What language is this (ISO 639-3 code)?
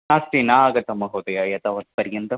san